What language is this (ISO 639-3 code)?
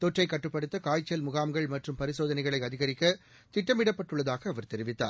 tam